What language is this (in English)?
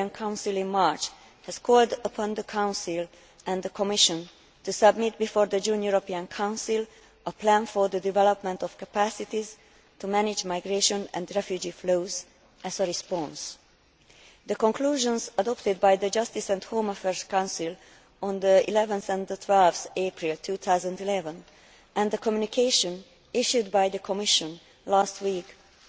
English